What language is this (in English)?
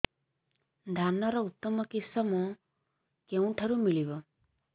Odia